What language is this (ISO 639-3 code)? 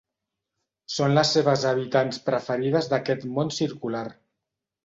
cat